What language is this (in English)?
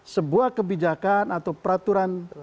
Indonesian